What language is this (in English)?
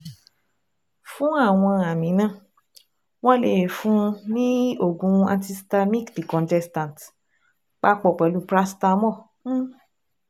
Yoruba